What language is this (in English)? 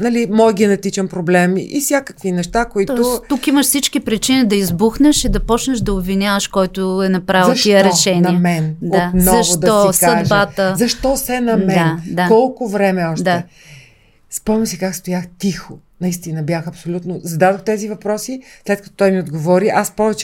Bulgarian